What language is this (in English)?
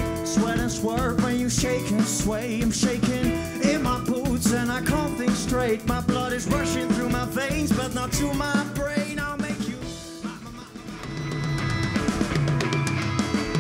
Dutch